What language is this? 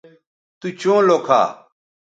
Bateri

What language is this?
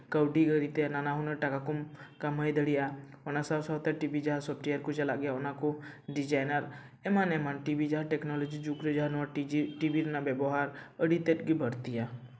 Santali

